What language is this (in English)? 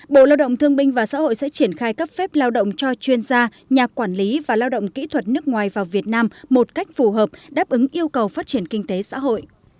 Vietnamese